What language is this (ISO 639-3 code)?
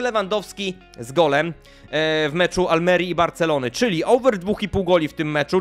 pol